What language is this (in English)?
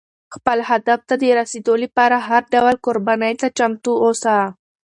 Pashto